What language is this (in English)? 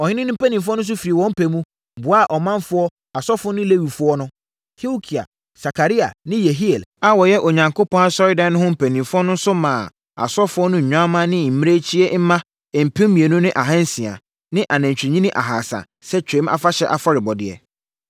Akan